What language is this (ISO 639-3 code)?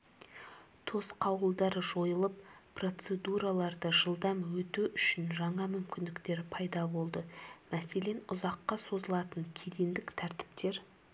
kaz